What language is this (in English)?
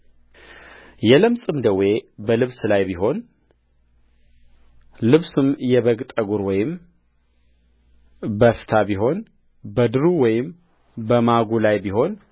Amharic